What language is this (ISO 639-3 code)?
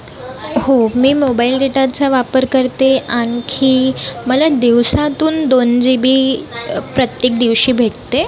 mar